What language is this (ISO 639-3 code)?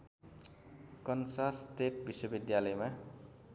nep